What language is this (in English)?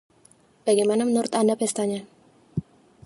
Indonesian